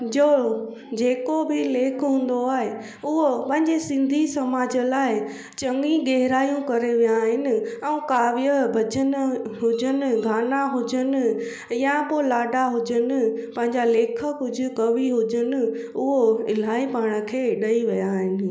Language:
Sindhi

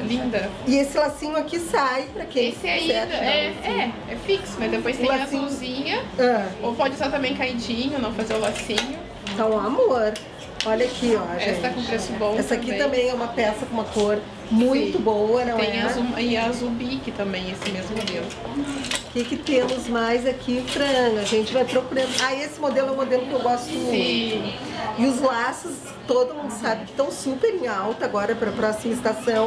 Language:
Portuguese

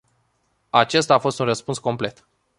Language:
Romanian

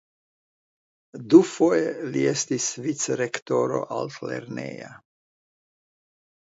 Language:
Esperanto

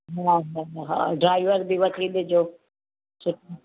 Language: Sindhi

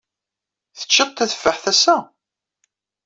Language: Kabyle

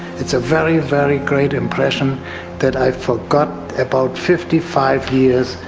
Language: English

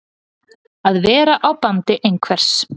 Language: Icelandic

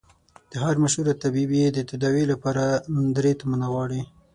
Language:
Pashto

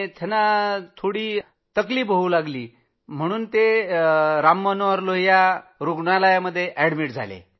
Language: Marathi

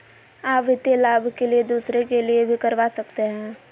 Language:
Magahi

